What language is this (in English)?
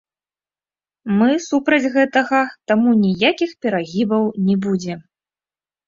Belarusian